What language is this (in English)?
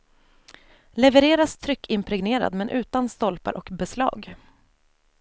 Swedish